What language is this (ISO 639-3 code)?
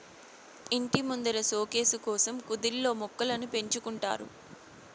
tel